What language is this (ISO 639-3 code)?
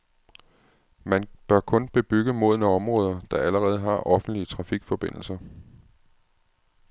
dan